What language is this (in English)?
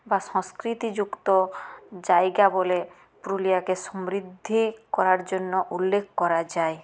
Bangla